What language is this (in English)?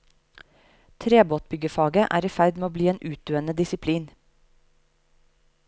Norwegian